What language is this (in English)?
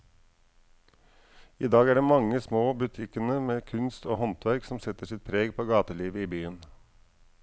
Norwegian